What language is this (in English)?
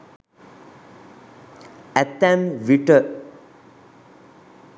Sinhala